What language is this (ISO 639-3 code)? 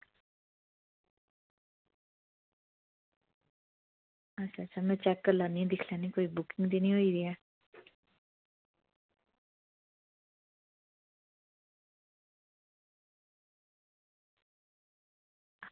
doi